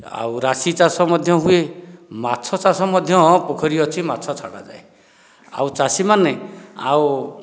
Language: Odia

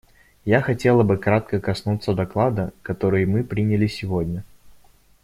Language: Russian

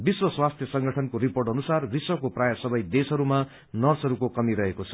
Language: Nepali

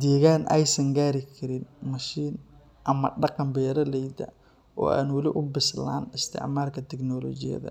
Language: Somali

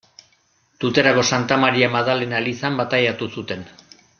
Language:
Basque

